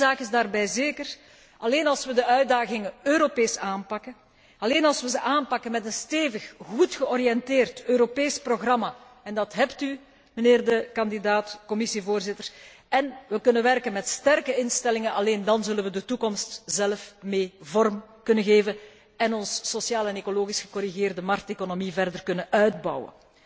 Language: Dutch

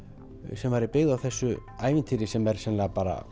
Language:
Icelandic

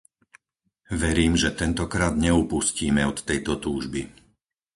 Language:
Slovak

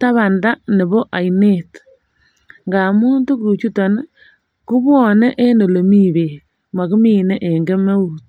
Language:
Kalenjin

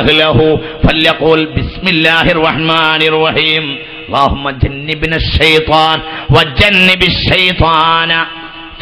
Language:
Arabic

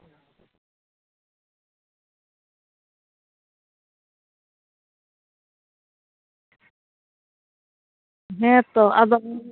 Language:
Santali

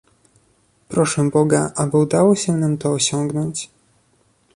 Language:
Polish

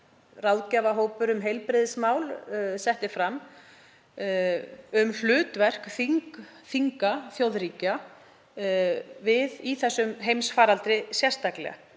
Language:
Icelandic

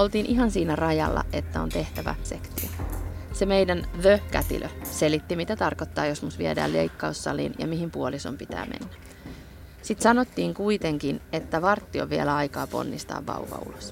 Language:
Finnish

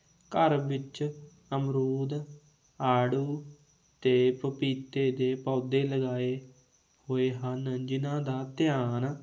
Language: Punjabi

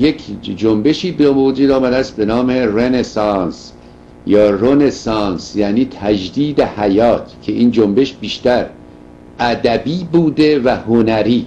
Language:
Persian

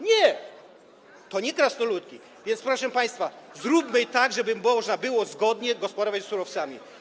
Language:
Polish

